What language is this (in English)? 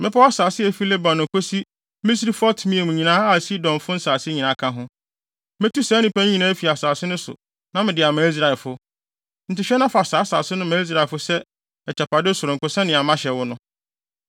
Akan